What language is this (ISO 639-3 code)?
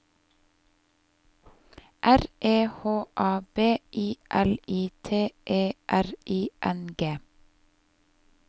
nor